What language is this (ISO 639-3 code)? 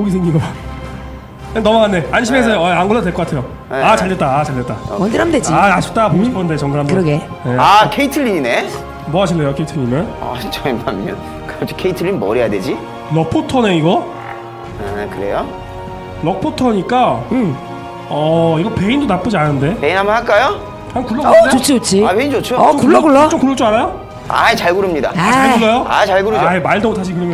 kor